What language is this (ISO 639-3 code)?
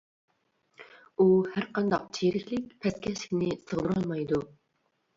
uig